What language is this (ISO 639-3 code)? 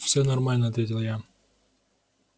rus